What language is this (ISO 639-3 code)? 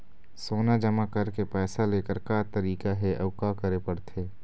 hne